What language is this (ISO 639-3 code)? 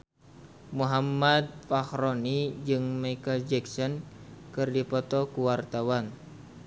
sun